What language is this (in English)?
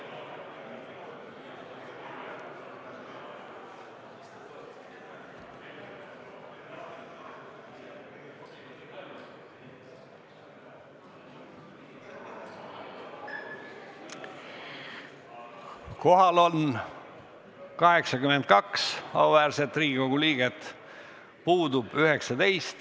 Estonian